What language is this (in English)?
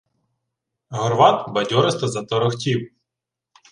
Ukrainian